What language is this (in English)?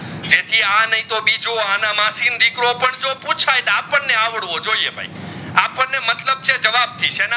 Gujarati